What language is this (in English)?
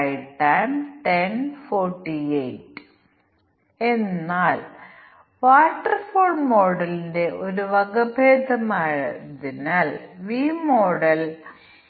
Malayalam